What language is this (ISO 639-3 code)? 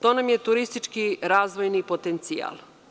srp